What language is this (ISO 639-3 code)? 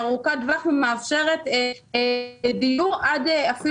heb